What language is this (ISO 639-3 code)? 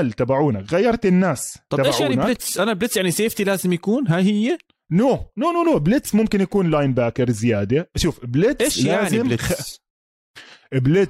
ara